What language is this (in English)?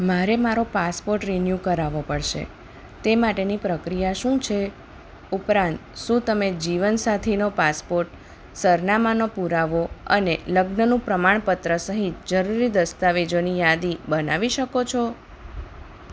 Gujarati